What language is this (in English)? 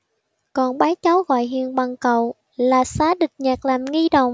Vietnamese